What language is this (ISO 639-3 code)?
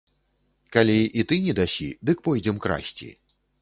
bel